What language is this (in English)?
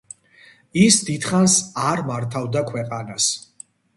Georgian